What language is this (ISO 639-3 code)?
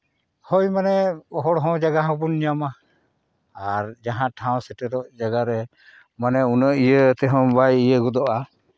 sat